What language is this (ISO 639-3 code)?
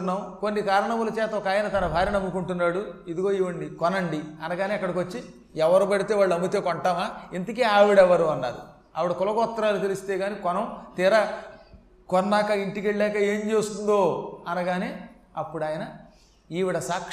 tel